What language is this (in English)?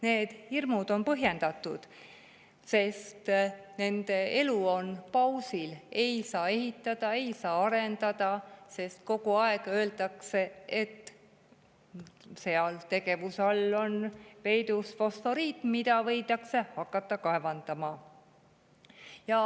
Estonian